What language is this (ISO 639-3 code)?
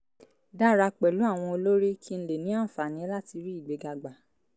yor